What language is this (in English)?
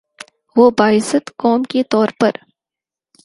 Urdu